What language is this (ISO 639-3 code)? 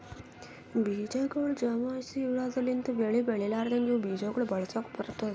kan